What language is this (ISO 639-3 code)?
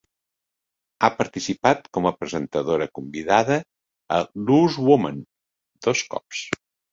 cat